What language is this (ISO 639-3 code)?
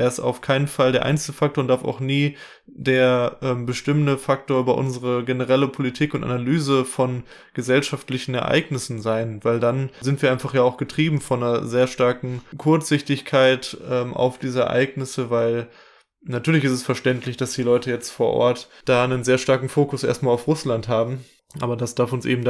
deu